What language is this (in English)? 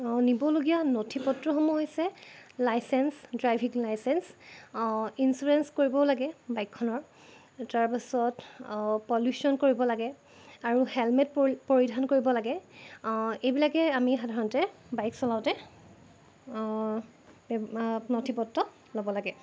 Assamese